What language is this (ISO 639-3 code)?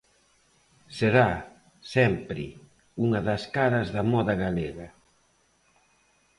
glg